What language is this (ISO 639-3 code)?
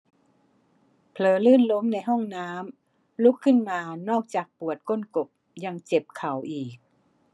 tha